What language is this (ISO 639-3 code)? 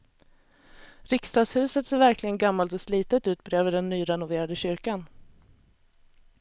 swe